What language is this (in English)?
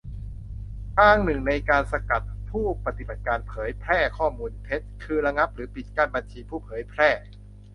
Thai